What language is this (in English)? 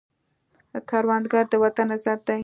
Pashto